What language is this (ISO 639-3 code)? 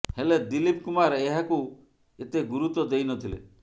ori